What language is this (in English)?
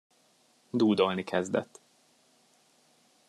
Hungarian